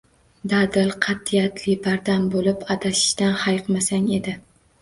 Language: Uzbek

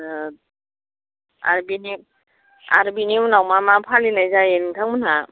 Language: Bodo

